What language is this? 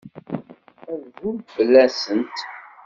Kabyle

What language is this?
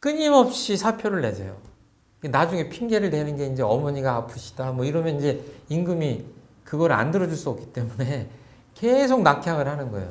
Korean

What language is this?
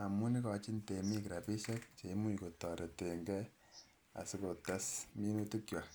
Kalenjin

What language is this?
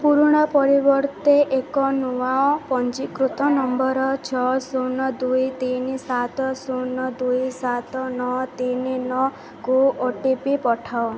Odia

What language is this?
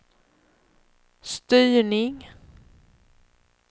Swedish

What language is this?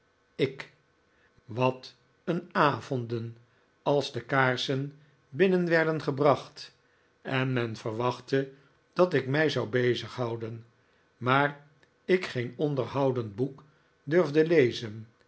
Dutch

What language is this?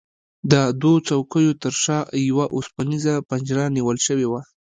Pashto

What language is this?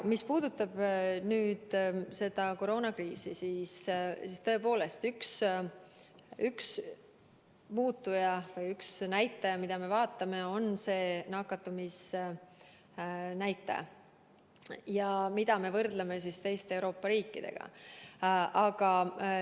Estonian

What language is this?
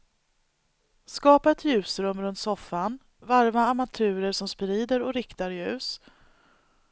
Swedish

